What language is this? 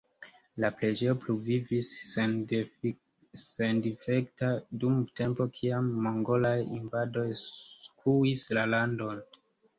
Esperanto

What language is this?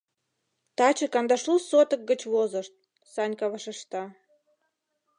Mari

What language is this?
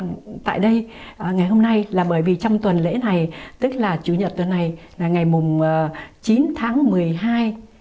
Vietnamese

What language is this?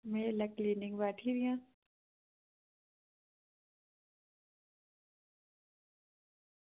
Dogri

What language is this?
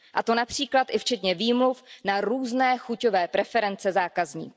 Czech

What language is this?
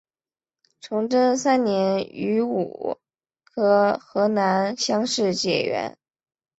Chinese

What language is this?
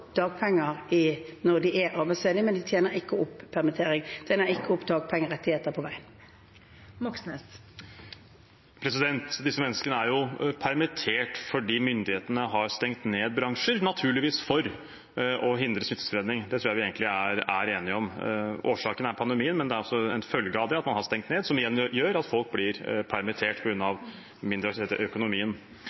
Norwegian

